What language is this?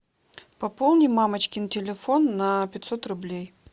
Russian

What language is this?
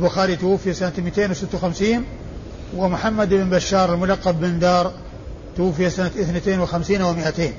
Arabic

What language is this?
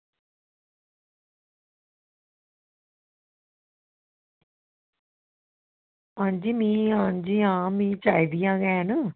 Dogri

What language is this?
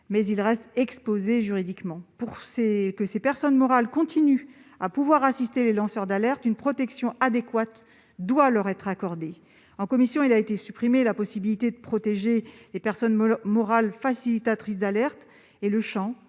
French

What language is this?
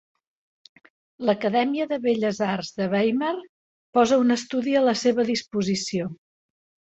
Catalan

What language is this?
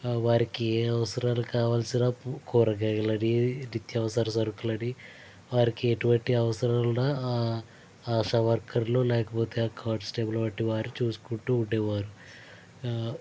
Telugu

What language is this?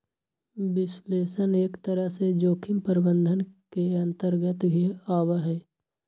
Magahi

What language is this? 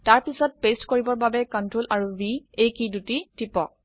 Assamese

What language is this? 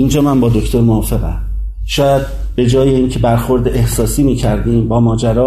Persian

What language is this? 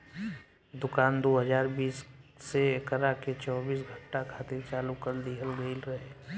Bhojpuri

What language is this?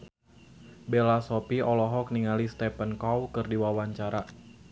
Sundanese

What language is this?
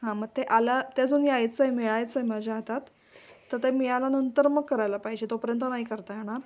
Marathi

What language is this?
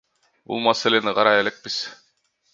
Kyrgyz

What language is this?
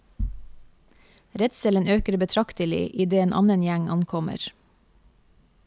Norwegian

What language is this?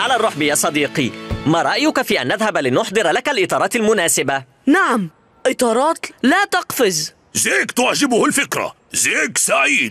Arabic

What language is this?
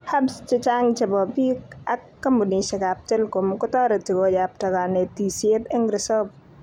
Kalenjin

